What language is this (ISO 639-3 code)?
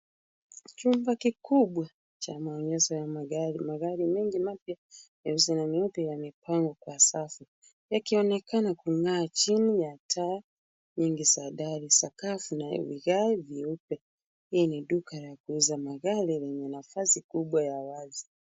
swa